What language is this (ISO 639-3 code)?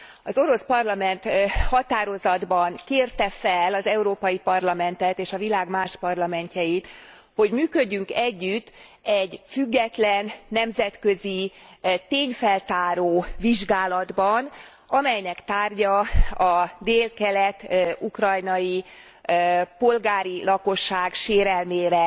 hun